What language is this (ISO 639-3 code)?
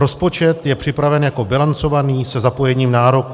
ces